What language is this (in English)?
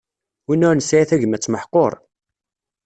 Kabyle